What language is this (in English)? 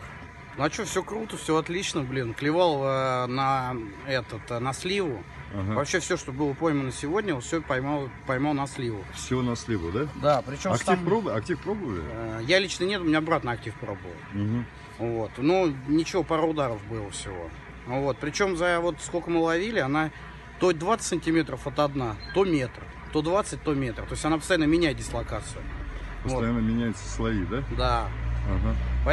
Russian